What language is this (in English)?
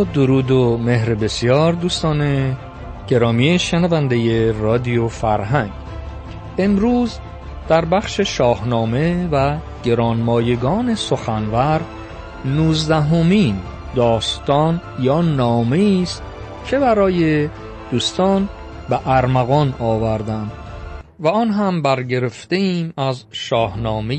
Persian